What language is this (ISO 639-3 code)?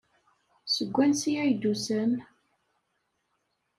kab